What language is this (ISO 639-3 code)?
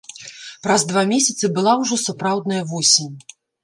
bel